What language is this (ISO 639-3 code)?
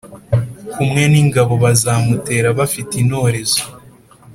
kin